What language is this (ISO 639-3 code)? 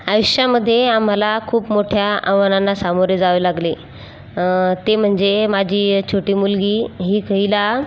mar